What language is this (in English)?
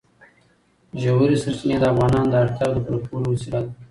Pashto